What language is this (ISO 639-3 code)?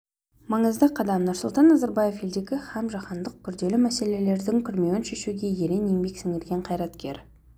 kaz